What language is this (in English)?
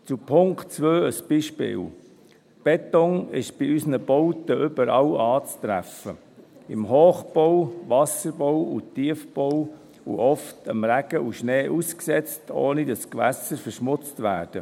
Swiss German